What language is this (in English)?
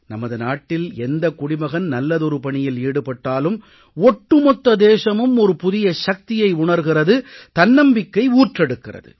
Tamil